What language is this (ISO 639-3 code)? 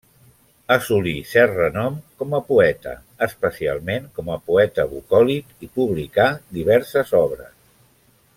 cat